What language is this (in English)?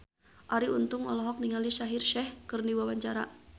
Sundanese